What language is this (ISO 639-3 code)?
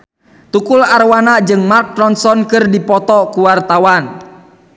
sun